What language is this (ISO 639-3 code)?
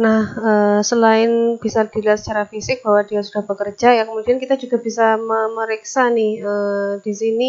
ind